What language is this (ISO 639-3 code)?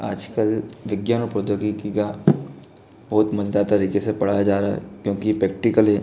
hin